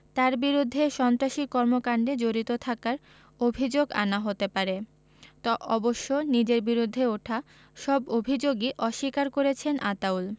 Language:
Bangla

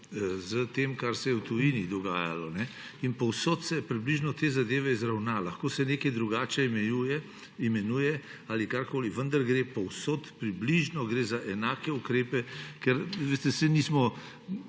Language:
Slovenian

